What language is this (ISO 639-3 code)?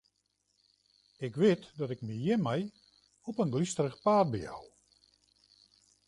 fry